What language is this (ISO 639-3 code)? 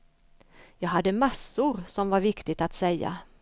swe